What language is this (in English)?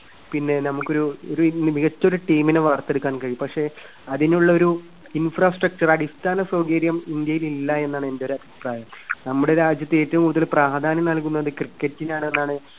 Malayalam